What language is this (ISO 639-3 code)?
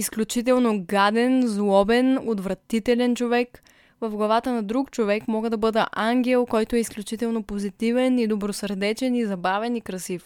bul